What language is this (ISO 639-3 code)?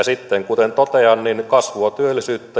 fin